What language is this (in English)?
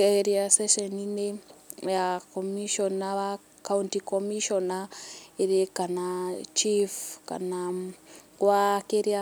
Kikuyu